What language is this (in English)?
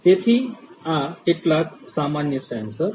Gujarati